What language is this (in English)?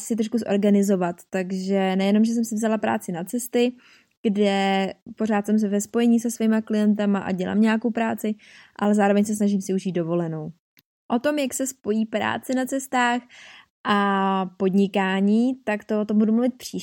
Czech